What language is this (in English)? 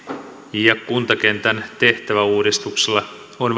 Finnish